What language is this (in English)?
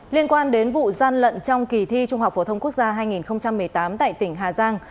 Vietnamese